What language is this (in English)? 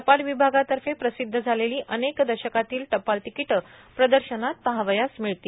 Marathi